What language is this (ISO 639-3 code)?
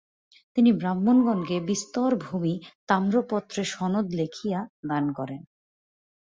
ben